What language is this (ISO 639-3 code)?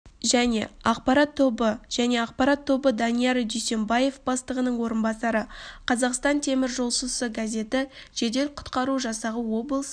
kaz